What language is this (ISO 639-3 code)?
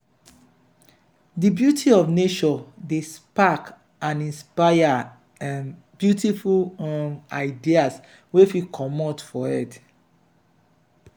pcm